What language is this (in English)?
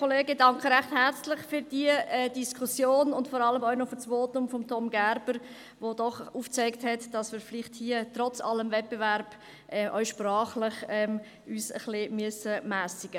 Swiss German